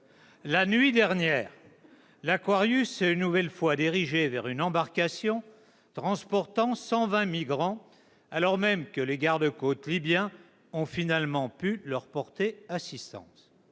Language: French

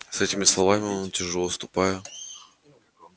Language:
Russian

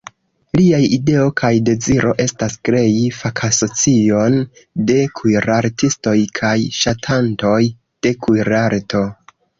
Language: Esperanto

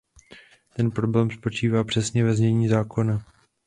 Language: Czech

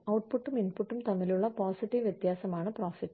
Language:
Malayalam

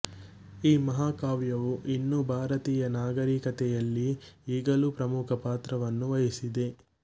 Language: Kannada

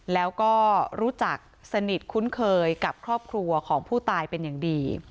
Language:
Thai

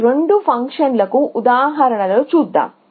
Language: Telugu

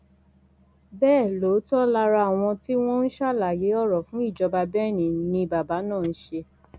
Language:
Yoruba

